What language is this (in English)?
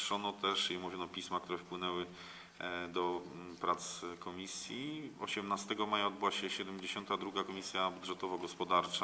Polish